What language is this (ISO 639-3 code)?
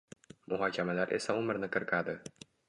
uzb